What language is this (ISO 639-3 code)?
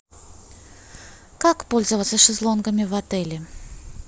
rus